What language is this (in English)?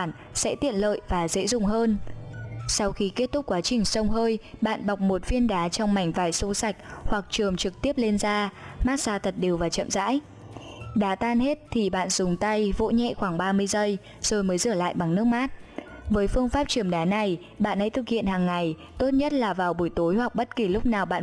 Vietnamese